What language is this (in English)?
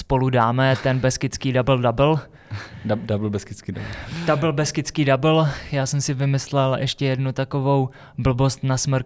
Czech